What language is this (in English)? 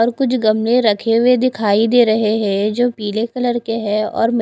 Hindi